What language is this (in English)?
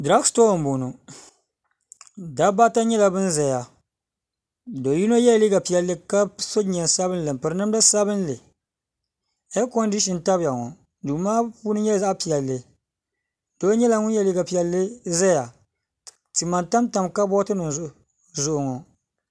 Dagbani